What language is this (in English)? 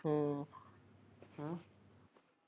Punjabi